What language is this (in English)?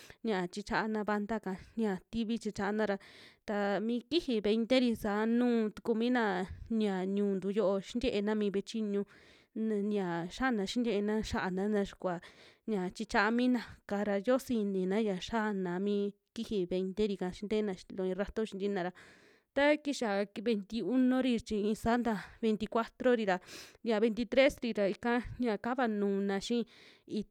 Western Juxtlahuaca Mixtec